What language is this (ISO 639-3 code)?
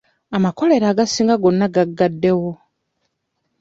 lug